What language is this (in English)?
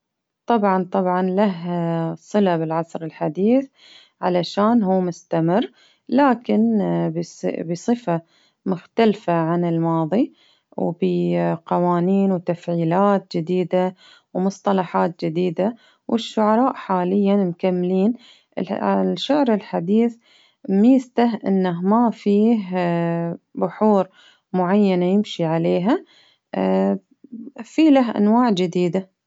Baharna Arabic